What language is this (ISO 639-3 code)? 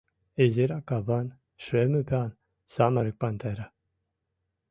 chm